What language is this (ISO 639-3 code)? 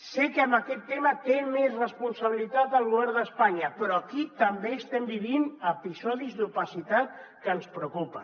cat